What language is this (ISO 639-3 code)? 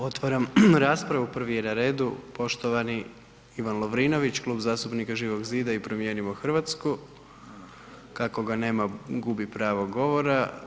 hrv